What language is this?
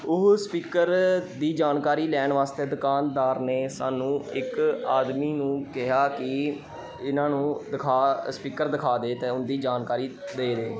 Punjabi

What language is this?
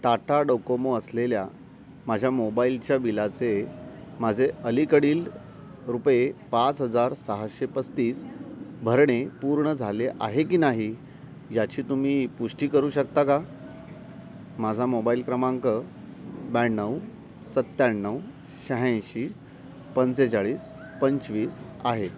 Marathi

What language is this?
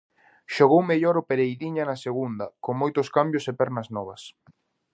Galician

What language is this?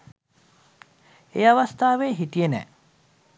Sinhala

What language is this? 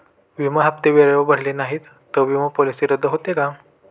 Marathi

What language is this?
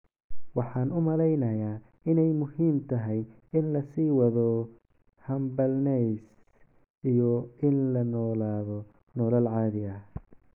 Somali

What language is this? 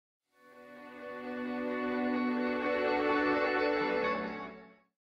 Indonesian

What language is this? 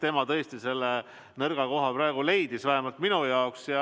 Estonian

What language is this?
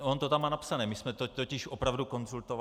Czech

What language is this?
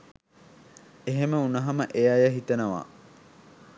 Sinhala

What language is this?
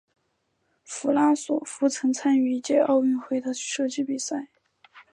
Chinese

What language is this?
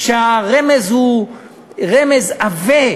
Hebrew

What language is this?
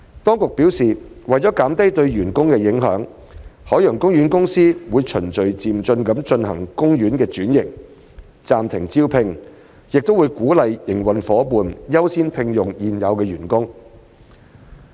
Cantonese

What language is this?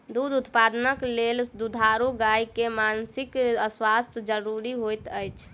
Maithili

